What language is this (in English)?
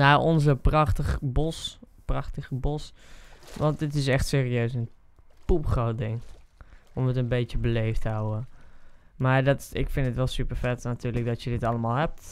Dutch